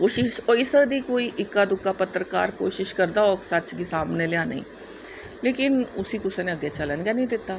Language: Dogri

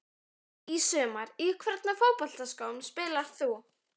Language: Icelandic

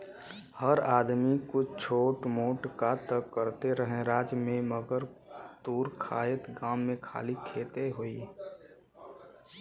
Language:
Bhojpuri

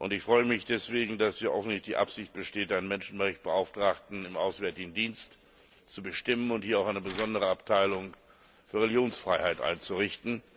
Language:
German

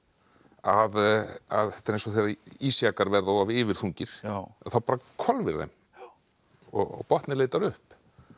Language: Icelandic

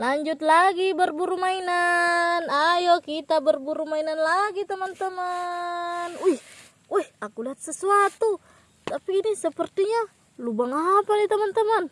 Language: Indonesian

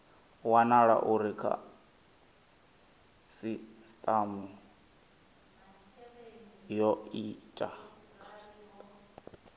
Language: Venda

